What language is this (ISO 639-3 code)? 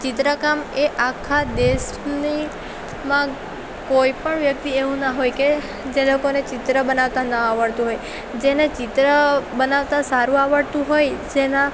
guj